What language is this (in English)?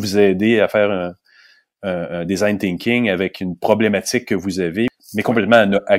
French